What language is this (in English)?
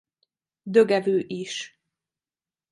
Hungarian